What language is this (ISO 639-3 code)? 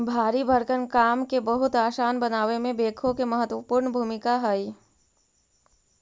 mag